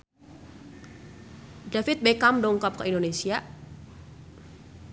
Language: Sundanese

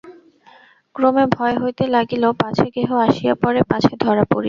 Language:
Bangla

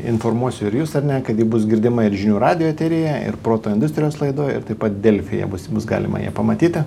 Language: Lithuanian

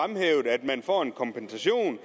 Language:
Danish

